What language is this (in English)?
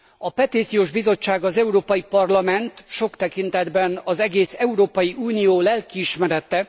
Hungarian